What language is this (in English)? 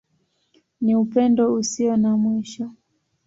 Swahili